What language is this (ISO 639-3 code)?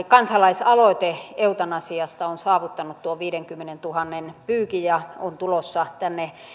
fin